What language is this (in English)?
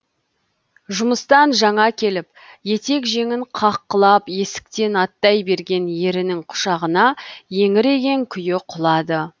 Kazakh